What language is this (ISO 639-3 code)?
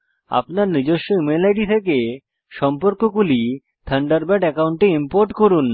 ben